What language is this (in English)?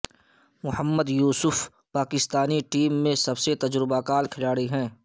Urdu